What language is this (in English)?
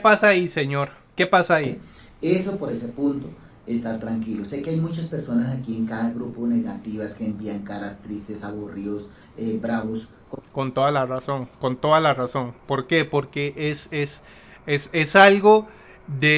Spanish